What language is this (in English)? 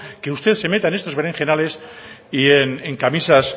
Spanish